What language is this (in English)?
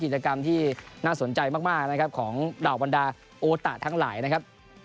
Thai